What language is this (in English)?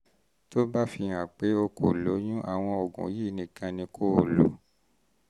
Yoruba